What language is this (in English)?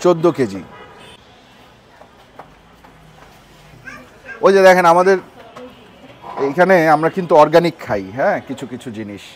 Arabic